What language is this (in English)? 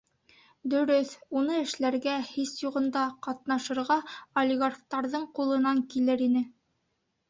Bashkir